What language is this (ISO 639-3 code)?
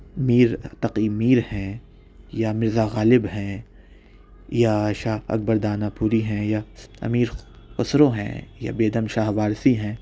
urd